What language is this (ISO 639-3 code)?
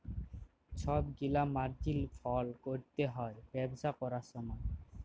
ben